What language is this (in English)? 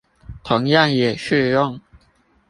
Chinese